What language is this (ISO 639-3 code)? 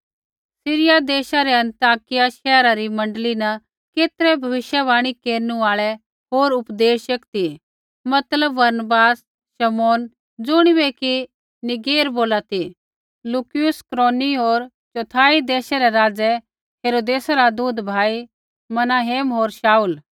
kfx